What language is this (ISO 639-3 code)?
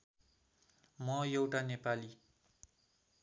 nep